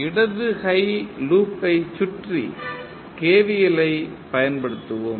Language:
Tamil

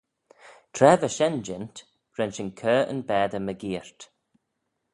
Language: Manx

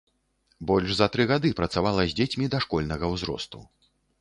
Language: Belarusian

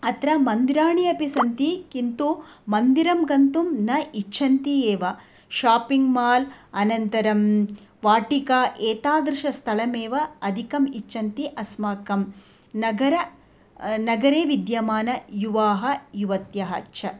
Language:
Sanskrit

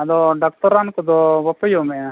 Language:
Santali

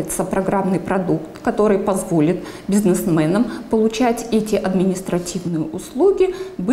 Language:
Russian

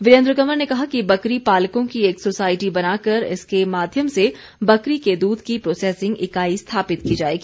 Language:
Hindi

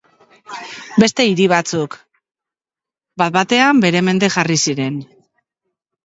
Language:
Basque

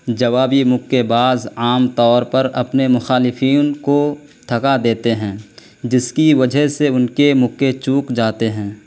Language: Urdu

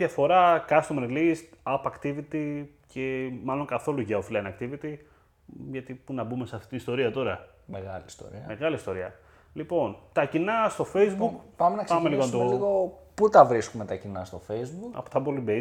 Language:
Greek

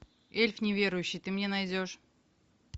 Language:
Russian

